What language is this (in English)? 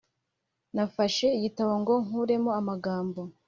Kinyarwanda